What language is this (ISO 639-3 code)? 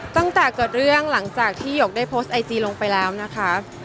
tha